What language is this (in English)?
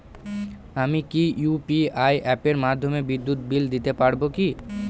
Bangla